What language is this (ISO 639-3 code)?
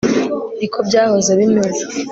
kin